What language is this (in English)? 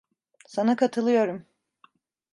Turkish